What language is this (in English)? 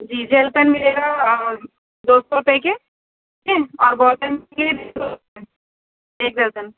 Urdu